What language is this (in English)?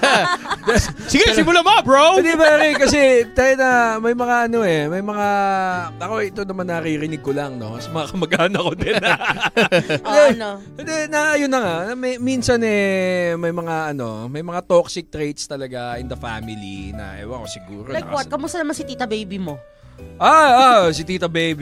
Filipino